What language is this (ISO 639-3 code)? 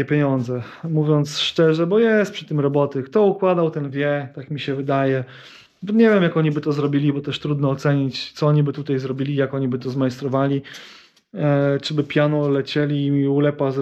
pol